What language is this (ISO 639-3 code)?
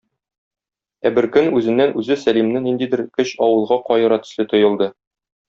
tat